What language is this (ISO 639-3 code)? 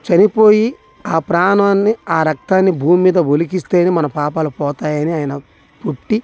tel